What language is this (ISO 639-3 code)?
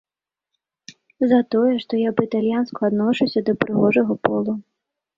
bel